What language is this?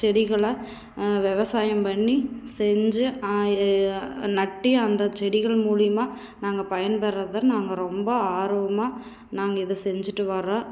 Tamil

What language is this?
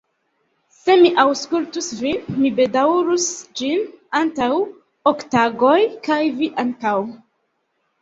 Esperanto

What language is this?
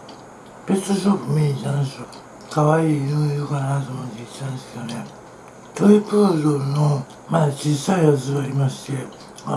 Japanese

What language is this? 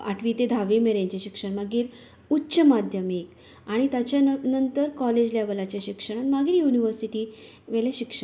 Konkani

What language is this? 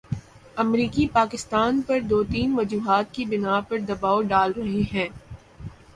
Urdu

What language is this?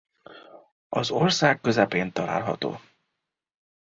Hungarian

